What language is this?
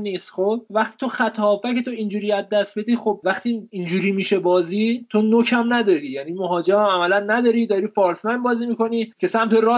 Persian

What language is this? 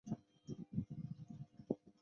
Chinese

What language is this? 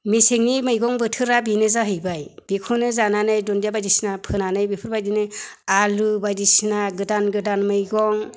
Bodo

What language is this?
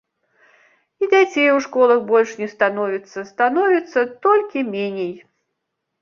Belarusian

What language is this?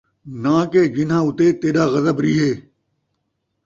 Saraiki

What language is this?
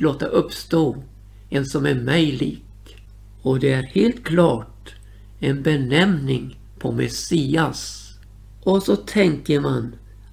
Swedish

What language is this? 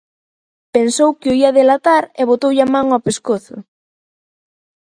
Galician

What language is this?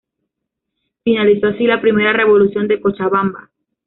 Spanish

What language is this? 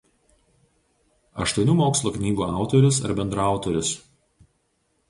Lithuanian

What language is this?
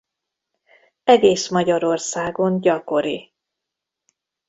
Hungarian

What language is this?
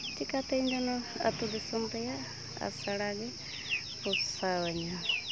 Santali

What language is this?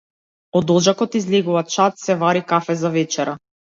Macedonian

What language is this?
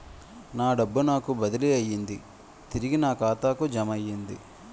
Telugu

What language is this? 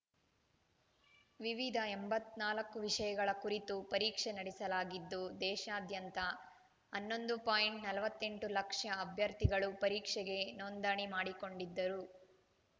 Kannada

